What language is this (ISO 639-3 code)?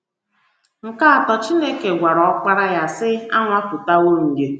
ibo